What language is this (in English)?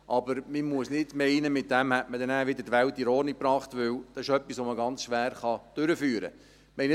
Swiss German